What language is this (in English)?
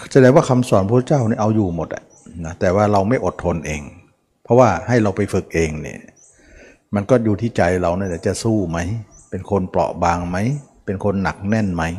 Thai